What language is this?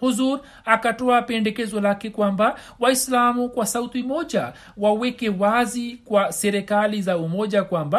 Swahili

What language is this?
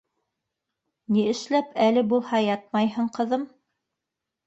Bashkir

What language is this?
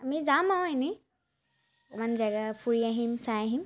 Assamese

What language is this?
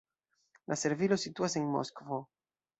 Esperanto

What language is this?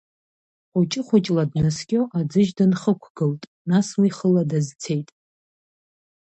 Abkhazian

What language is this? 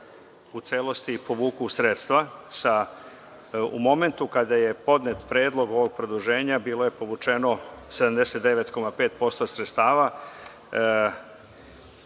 Serbian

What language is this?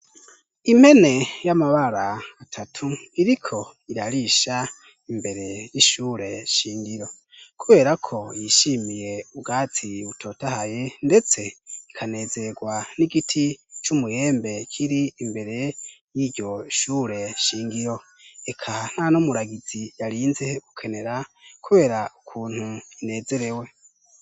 Rundi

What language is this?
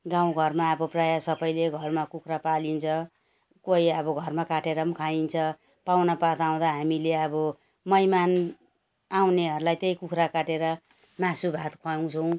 Nepali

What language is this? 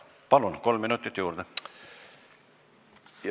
Estonian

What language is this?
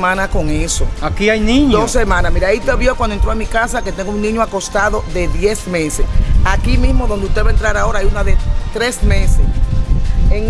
Spanish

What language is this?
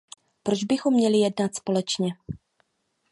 Czech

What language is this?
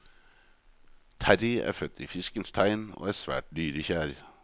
Norwegian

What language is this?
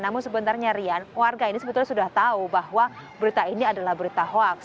Indonesian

